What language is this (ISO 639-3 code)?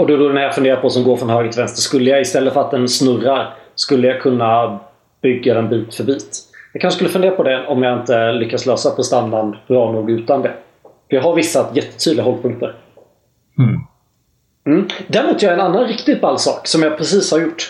swe